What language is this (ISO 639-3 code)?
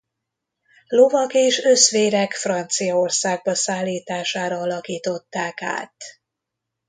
hun